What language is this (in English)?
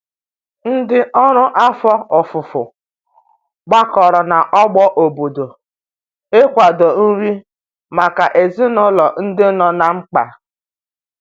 Igbo